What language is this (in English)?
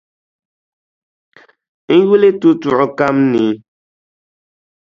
Dagbani